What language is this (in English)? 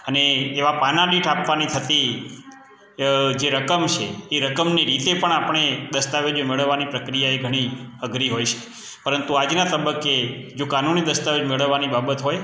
Gujarati